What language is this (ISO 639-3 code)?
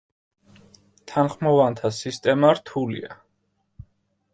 kat